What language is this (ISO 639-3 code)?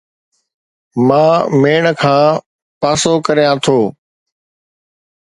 snd